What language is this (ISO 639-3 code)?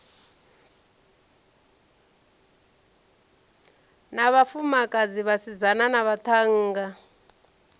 ven